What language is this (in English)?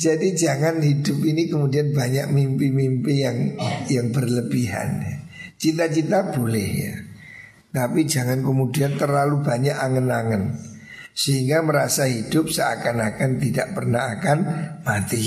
Indonesian